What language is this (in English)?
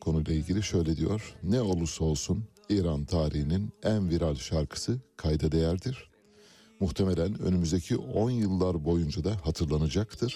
Turkish